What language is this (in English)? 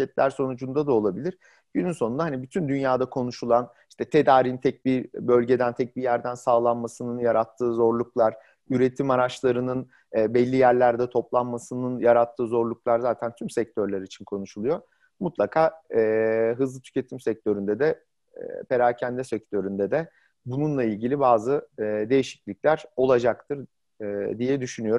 Turkish